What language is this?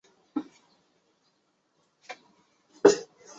Chinese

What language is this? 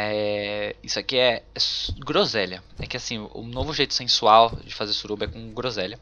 Portuguese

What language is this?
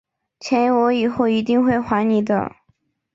Chinese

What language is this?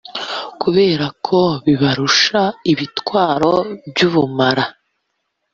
Kinyarwanda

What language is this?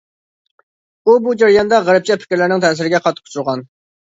Uyghur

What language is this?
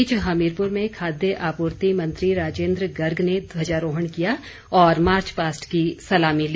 Hindi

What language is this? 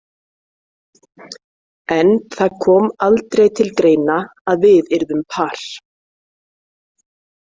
Icelandic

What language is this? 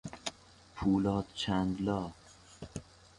Persian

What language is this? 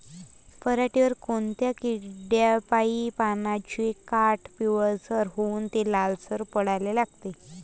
Marathi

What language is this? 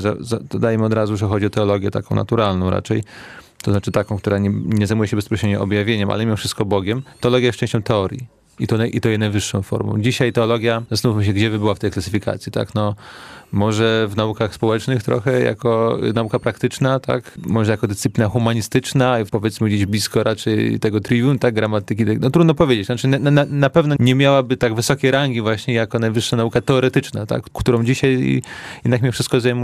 Polish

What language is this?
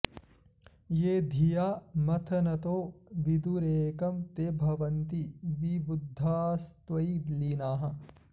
Sanskrit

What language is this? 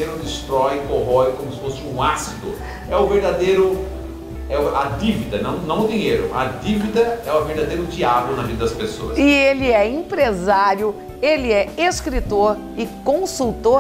Portuguese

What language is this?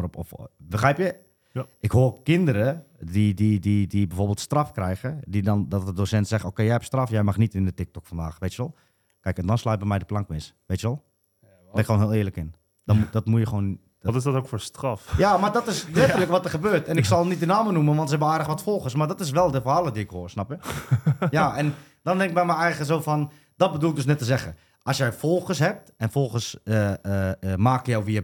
Dutch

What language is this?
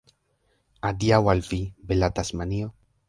Esperanto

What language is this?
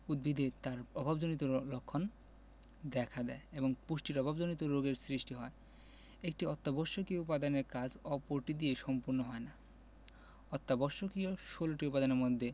Bangla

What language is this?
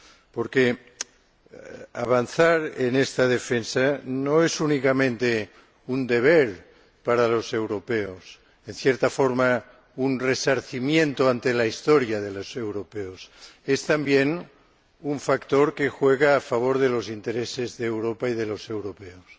Spanish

